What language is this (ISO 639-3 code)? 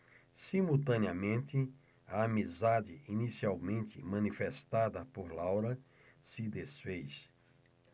por